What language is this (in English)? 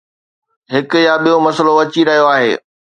Sindhi